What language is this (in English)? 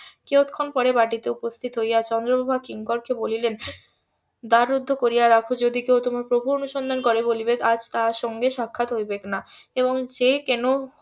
Bangla